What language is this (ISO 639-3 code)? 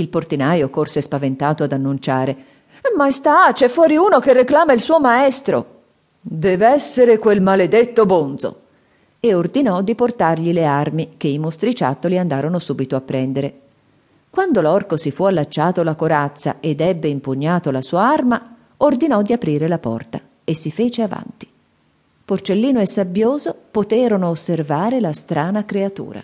ita